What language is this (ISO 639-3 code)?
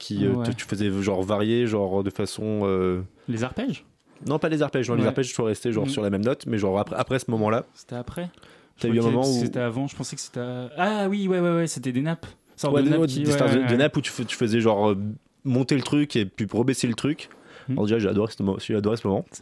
fra